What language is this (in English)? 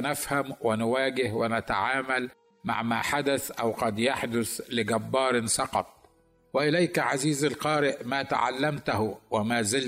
Arabic